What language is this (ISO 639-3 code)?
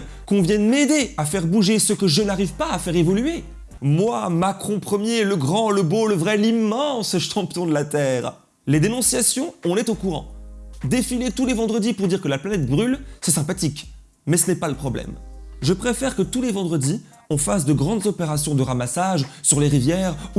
fra